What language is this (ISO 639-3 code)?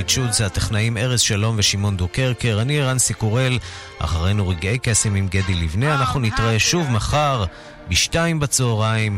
heb